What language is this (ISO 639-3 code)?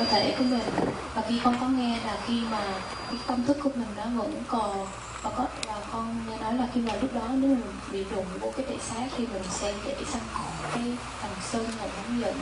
vie